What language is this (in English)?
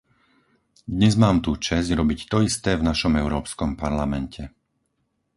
Slovak